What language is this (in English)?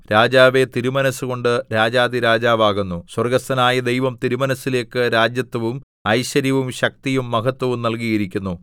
Malayalam